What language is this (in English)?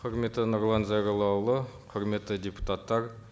Kazakh